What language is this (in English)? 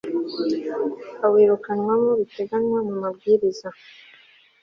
Kinyarwanda